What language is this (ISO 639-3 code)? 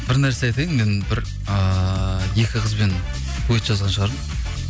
kaz